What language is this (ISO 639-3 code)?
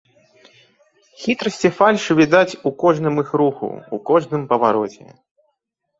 bel